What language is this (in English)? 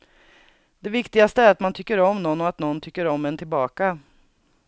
Swedish